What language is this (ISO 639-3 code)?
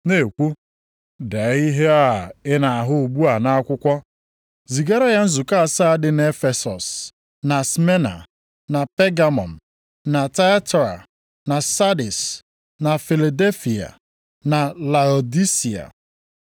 ibo